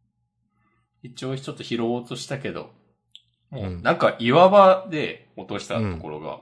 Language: Japanese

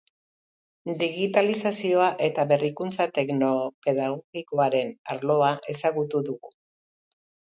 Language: Basque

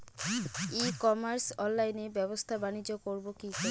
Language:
Bangla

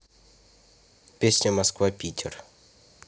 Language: Russian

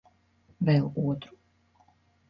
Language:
Latvian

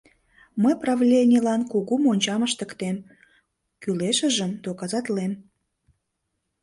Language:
Mari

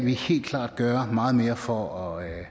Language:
Danish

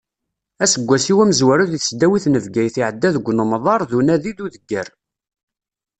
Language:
Kabyle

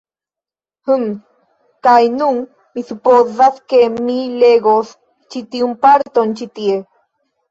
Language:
Esperanto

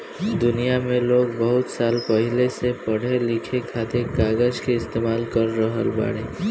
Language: Bhojpuri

